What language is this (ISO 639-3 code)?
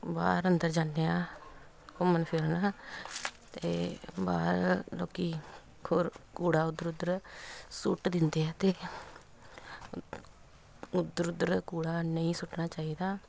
pan